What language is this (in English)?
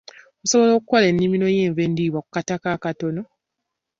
Ganda